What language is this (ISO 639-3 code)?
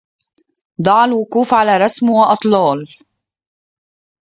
ara